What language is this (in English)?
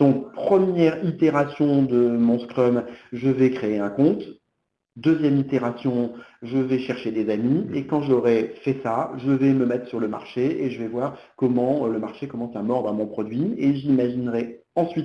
French